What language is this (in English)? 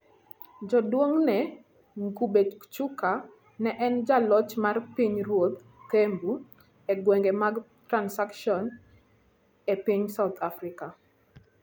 Luo (Kenya and Tanzania)